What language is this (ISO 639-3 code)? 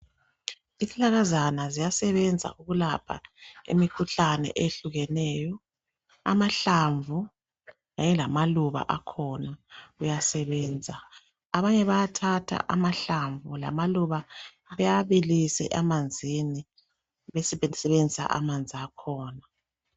nde